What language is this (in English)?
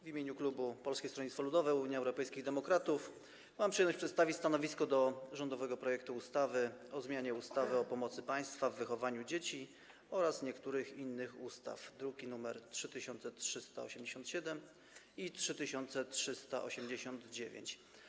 Polish